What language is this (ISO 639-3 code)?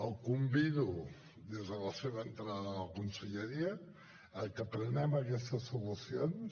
cat